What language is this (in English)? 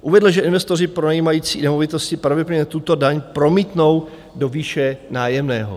Czech